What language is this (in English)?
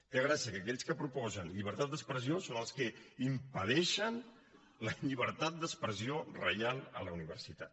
Catalan